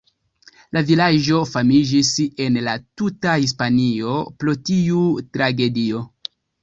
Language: Esperanto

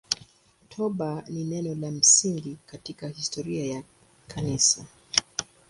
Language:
Swahili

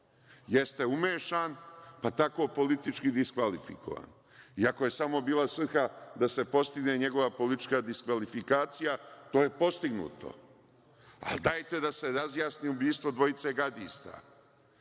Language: Serbian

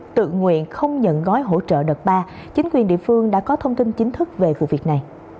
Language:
Vietnamese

